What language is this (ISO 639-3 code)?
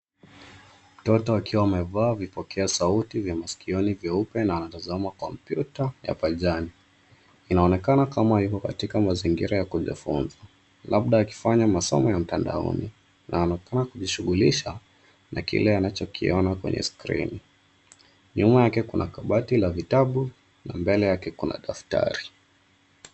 swa